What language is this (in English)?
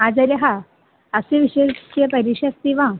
Sanskrit